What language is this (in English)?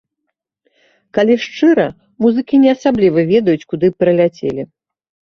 Belarusian